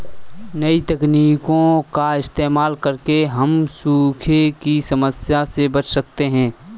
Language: Hindi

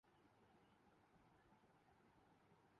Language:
Urdu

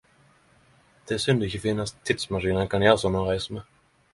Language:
Norwegian Nynorsk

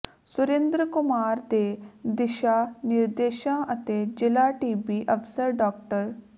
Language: Punjabi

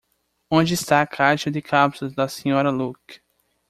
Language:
Portuguese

